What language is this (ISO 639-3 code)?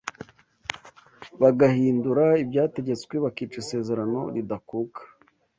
kin